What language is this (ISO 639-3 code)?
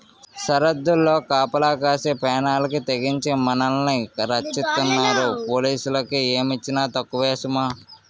tel